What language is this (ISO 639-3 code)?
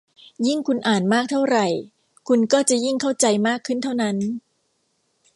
tha